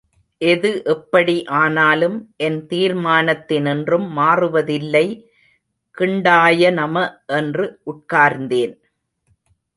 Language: Tamil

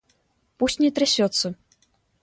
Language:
Russian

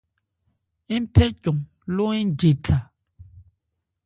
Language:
Ebrié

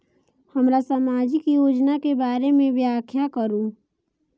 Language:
Maithili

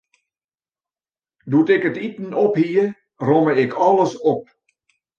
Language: Western Frisian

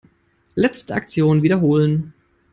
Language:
German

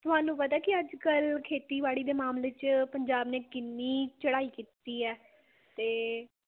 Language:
Punjabi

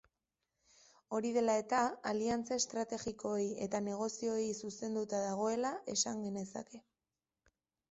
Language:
Basque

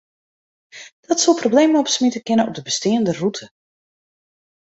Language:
Western Frisian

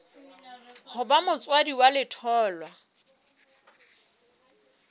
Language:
Southern Sotho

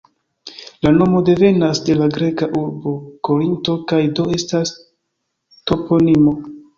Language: Esperanto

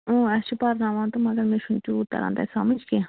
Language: Kashmiri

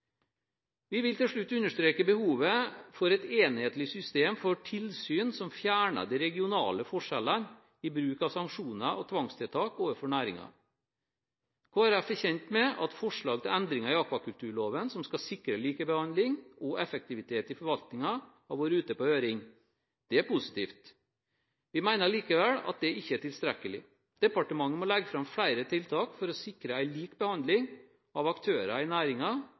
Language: Norwegian Bokmål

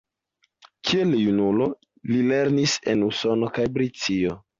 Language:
Esperanto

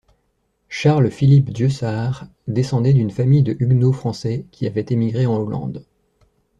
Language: French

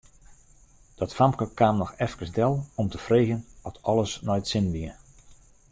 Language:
Western Frisian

